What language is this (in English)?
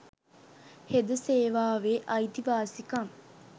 Sinhala